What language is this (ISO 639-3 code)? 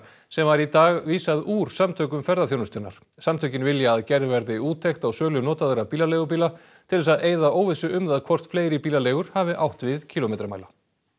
isl